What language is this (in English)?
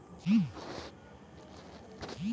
Bhojpuri